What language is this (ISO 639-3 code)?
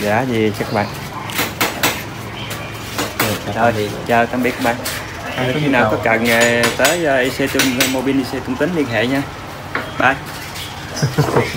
vie